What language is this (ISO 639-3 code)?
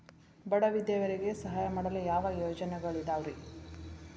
kan